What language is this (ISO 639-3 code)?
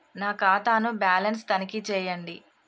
tel